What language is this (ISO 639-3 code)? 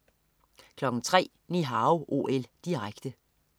dan